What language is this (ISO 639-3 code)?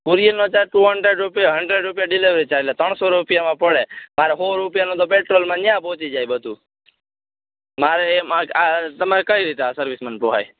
guj